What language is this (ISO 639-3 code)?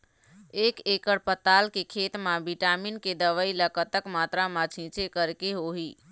hne